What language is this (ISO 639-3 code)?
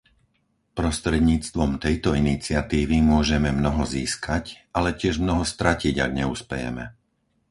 slk